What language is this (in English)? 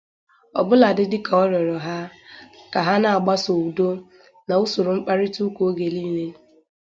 Igbo